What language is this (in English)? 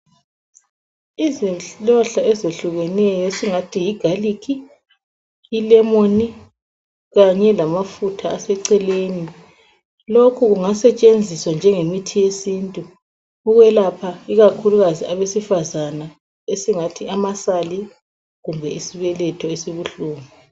North Ndebele